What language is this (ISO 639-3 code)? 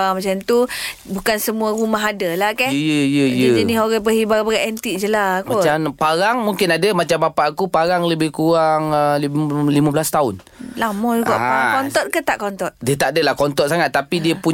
msa